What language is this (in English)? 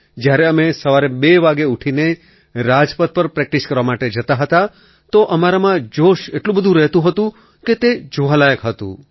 Gujarati